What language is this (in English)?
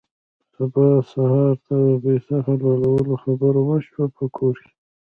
Pashto